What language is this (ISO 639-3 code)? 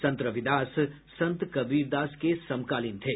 hin